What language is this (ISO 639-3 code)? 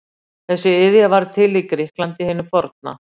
isl